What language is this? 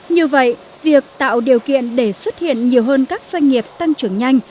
Vietnamese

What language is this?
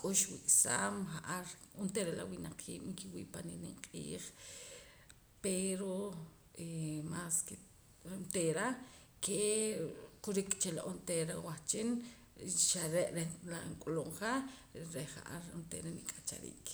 Poqomam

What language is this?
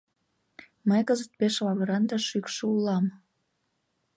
Mari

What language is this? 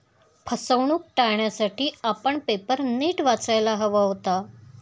Marathi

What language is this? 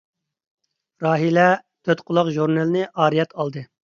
Uyghur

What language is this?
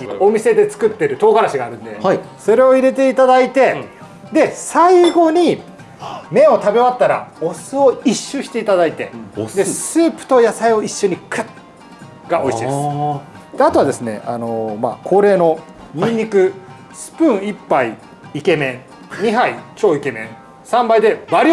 Japanese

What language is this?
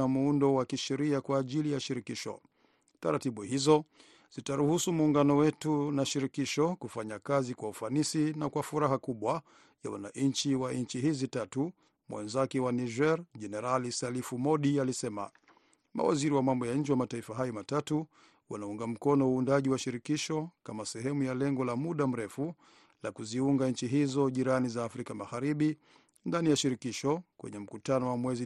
Swahili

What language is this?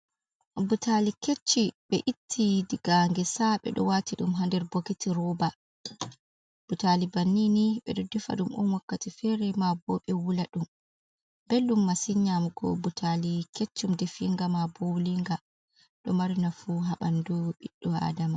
Fula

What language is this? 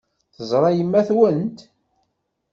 Kabyle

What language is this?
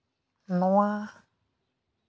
Santali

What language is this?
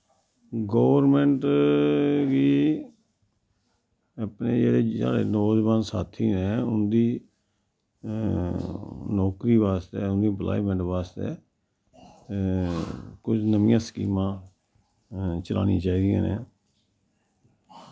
Dogri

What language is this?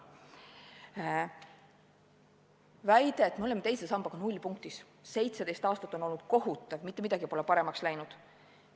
Estonian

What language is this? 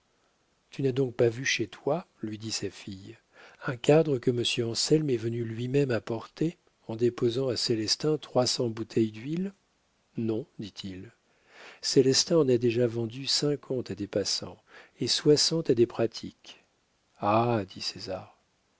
French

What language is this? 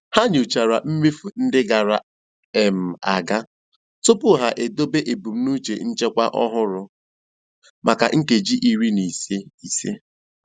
Igbo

